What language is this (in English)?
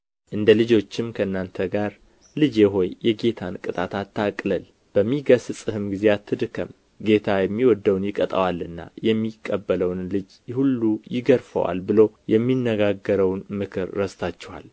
Amharic